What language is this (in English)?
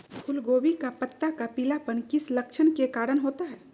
Magahi